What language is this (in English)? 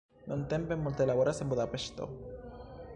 Esperanto